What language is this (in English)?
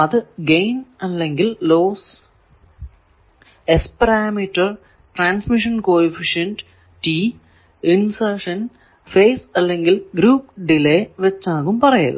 Malayalam